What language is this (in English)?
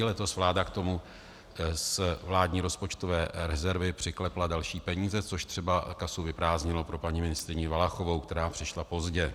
Czech